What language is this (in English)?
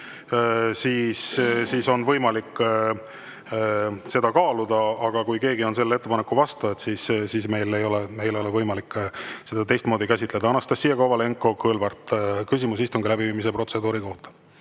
Estonian